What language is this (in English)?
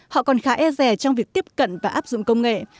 Vietnamese